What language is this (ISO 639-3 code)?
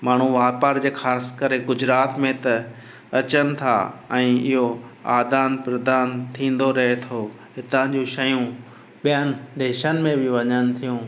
snd